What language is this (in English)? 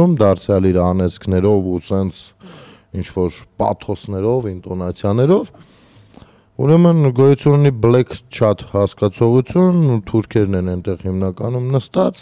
Romanian